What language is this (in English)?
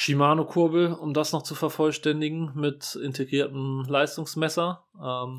German